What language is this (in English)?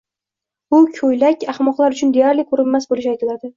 Uzbek